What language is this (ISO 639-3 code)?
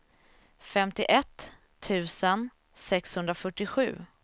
swe